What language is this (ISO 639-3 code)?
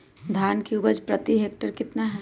mag